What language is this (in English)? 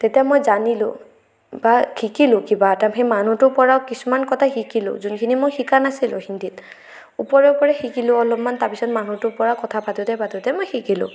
Assamese